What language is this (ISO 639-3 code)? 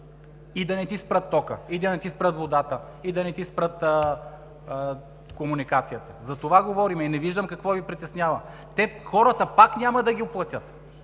bul